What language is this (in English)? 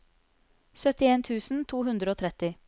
Norwegian